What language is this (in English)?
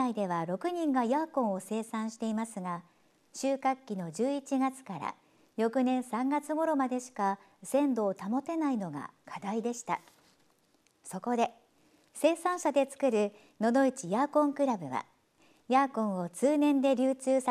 Japanese